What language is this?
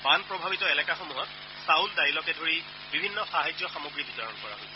Assamese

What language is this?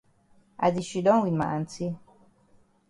Cameroon Pidgin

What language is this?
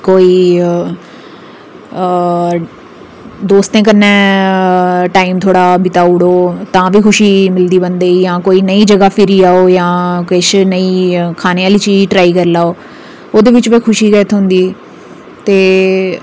Dogri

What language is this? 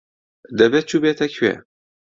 Central Kurdish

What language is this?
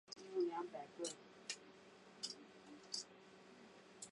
Chinese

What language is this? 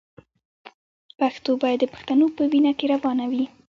Pashto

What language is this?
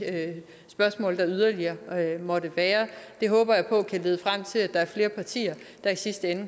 Danish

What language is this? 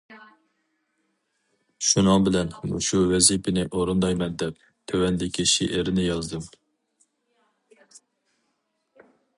Uyghur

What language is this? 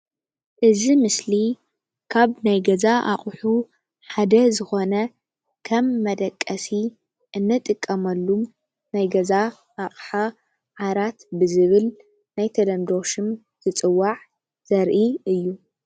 Tigrinya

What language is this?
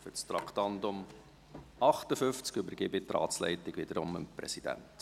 Swiss German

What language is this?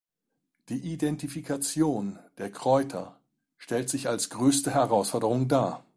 German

